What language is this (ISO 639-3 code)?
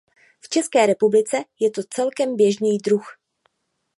ces